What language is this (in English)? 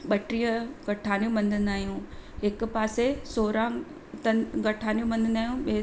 Sindhi